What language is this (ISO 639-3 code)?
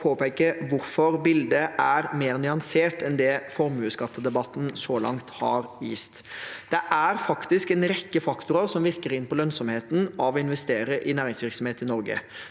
nor